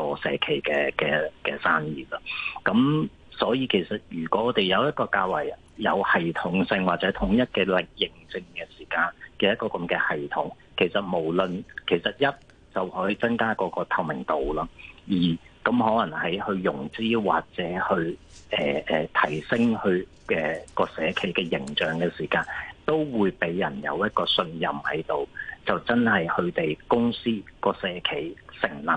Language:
Chinese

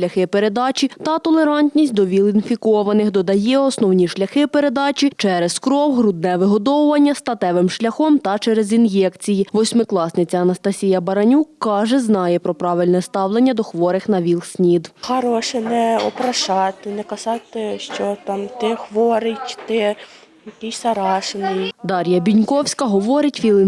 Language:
Ukrainian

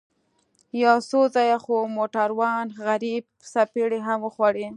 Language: Pashto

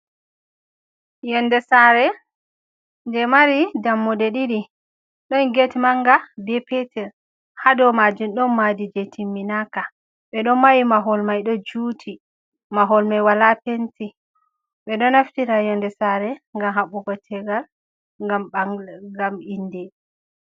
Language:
Fula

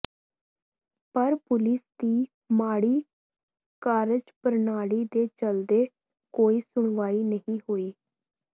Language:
Punjabi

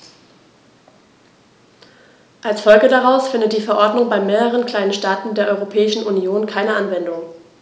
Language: German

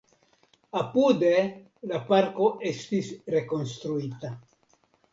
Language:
Esperanto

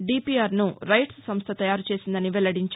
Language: Telugu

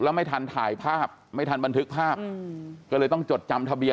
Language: Thai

